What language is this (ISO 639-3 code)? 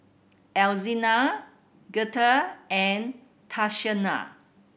eng